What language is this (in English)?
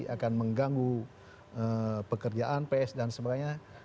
Indonesian